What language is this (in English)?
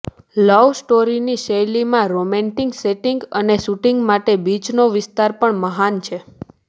Gujarati